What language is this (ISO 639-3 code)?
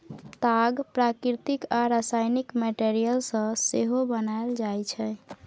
mai